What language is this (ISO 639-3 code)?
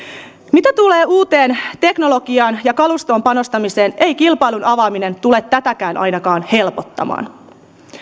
fin